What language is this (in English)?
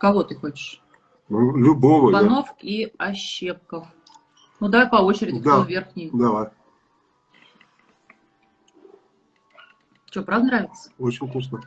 Russian